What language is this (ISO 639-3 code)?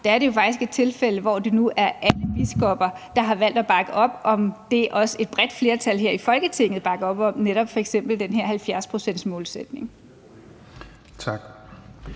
dan